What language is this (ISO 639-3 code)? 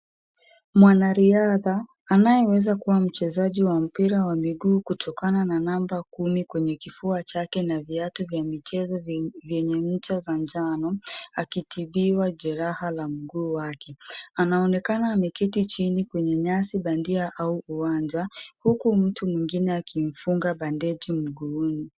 swa